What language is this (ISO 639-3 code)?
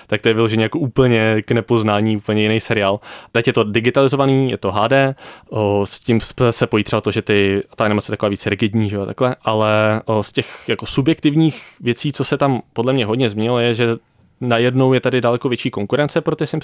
ces